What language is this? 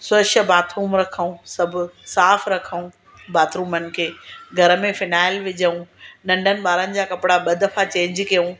Sindhi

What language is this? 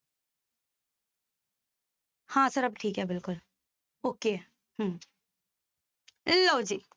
Punjabi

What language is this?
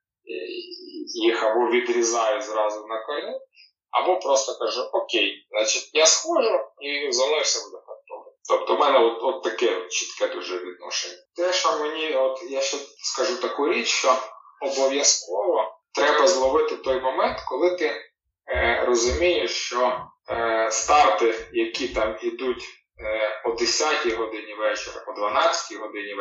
Ukrainian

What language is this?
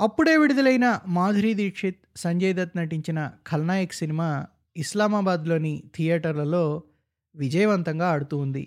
Telugu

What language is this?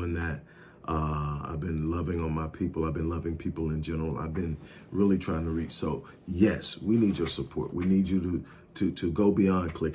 English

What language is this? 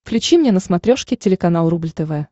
Russian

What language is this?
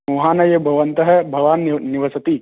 Sanskrit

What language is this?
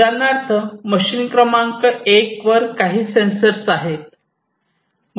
Marathi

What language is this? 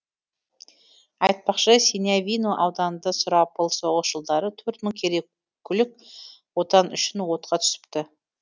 Kazakh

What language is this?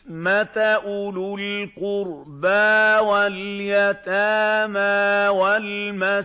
Arabic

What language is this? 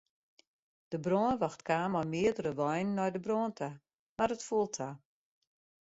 Western Frisian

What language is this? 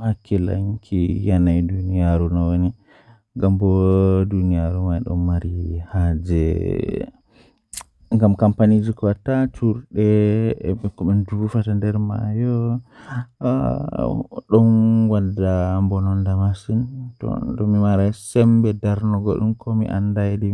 Western Niger Fulfulde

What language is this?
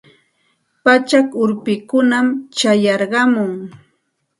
Santa Ana de Tusi Pasco Quechua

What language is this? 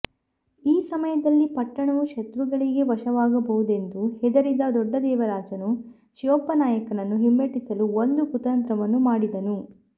Kannada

